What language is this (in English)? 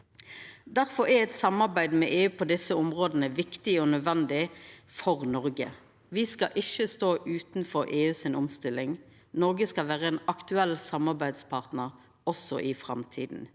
Norwegian